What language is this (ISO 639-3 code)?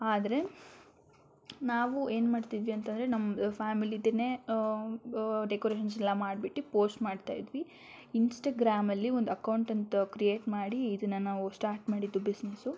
kan